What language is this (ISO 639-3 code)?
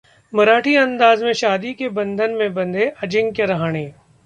hin